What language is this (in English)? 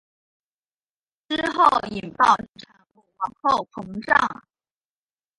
Chinese